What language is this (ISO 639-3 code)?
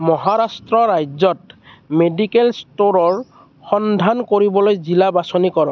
asm